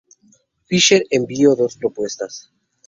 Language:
Spanish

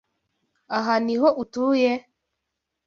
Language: Kinyarwanda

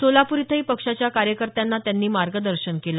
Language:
Marathi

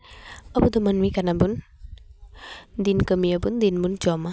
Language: Santali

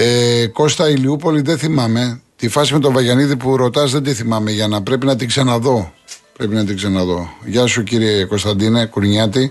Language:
Greek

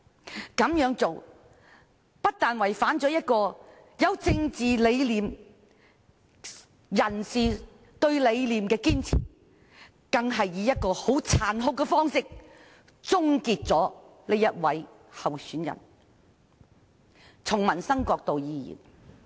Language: Cantonese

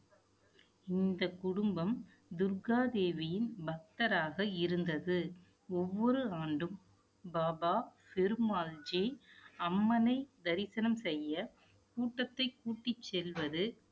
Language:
Tamil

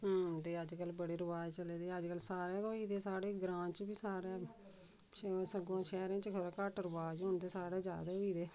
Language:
Dogri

